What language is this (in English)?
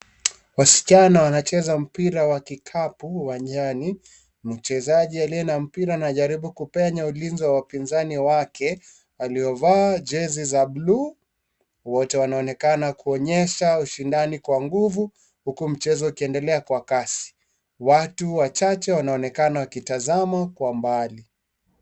Swahili